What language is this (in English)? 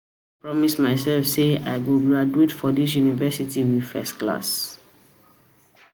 Nigerian Pidgin